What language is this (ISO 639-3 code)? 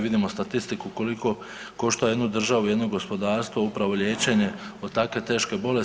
hrv